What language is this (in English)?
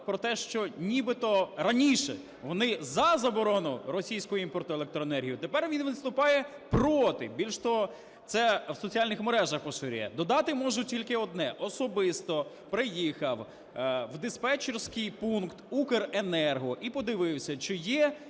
Ukrainian